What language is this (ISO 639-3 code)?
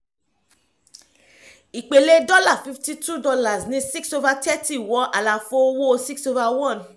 yor